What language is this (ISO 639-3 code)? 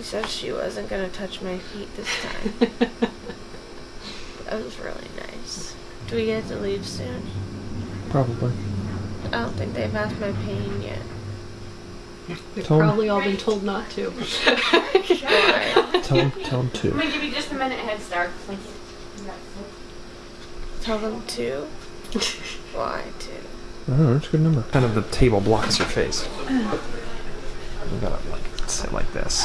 eng